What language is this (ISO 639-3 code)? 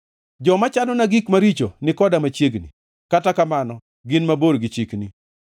luo